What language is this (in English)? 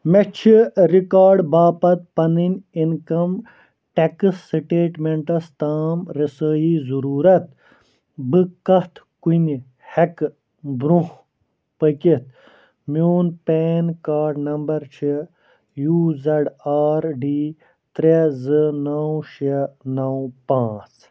Kashmiri